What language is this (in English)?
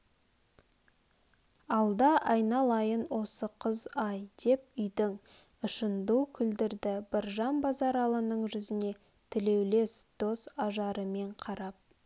Kazakh